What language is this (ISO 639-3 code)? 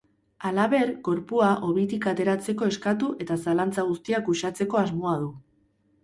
eus